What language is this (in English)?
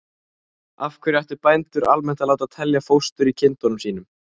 Icelandic